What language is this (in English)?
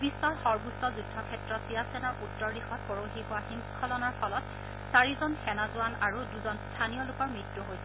Assamese